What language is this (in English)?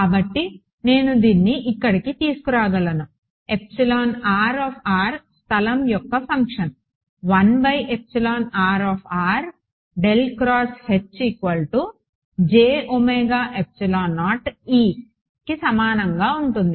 Telugu